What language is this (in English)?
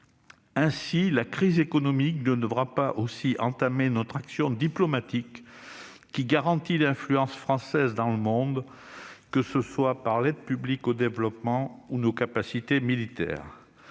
French